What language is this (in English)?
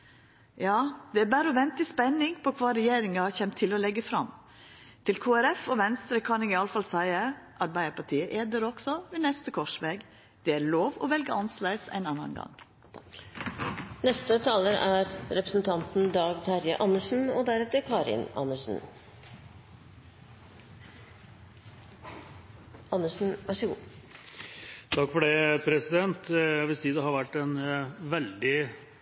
Norwegian